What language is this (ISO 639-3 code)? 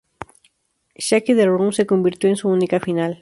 spa